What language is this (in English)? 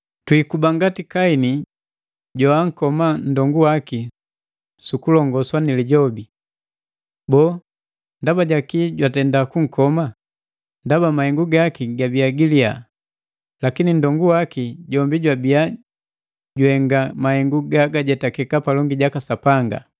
Matengo